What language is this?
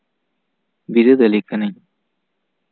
Santali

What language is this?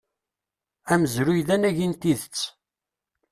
Kabyle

